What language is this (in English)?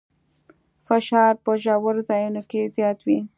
Pashto